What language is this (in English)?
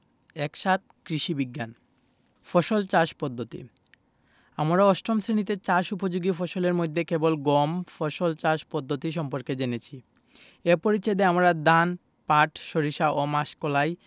Bangla